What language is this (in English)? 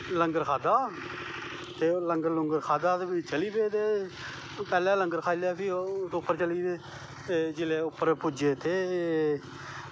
Dogri